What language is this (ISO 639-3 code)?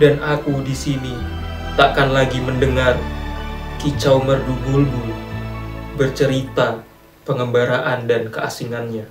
ind